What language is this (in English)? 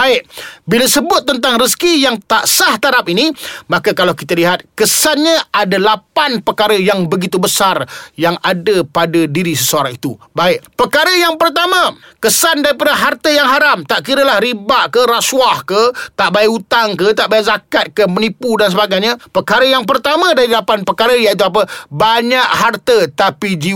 Malay